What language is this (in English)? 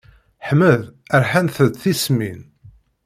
Kabyle